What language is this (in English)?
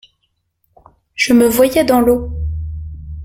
French